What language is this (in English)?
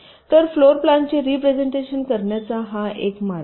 Marathi